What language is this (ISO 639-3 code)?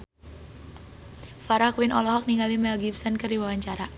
sun